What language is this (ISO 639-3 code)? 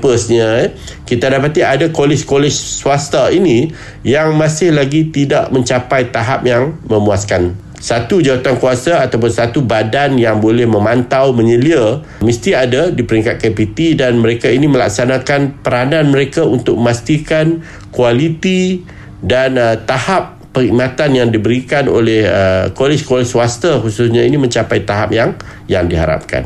msa